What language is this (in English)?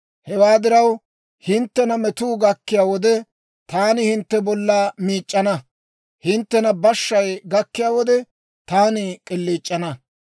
Dawro